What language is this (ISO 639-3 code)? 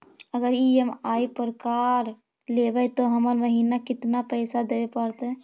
mag